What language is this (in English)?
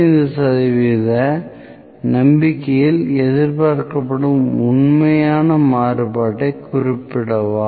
Tamil